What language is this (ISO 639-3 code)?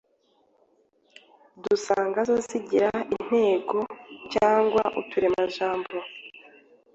kin